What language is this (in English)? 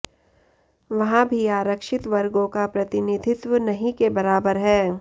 Hindi